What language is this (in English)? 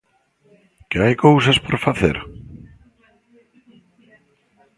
Galician